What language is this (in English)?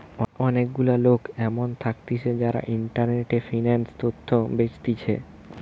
Bangla